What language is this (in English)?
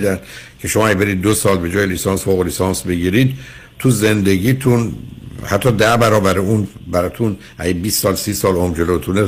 Persian